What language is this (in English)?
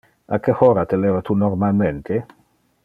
Interlingua